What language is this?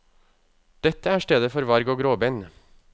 Norwegian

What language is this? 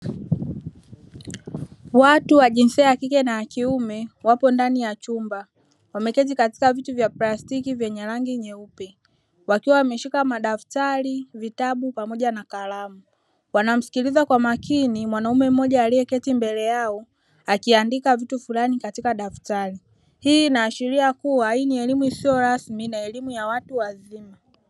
Swahili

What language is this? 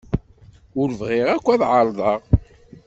Kabyle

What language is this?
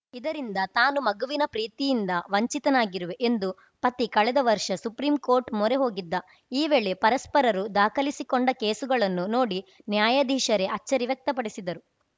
Kannada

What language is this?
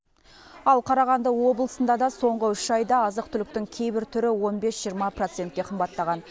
Kazakh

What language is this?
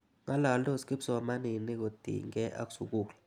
Kalenjin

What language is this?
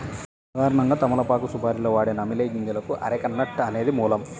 Telugu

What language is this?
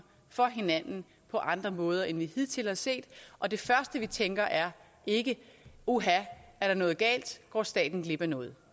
Danish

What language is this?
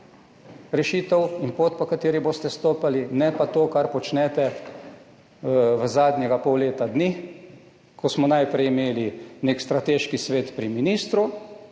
Slovenian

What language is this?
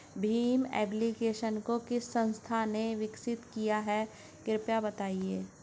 Hindi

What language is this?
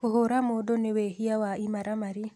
Kikuyu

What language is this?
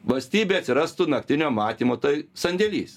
Lithuanian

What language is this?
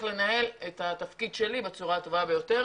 Hebrew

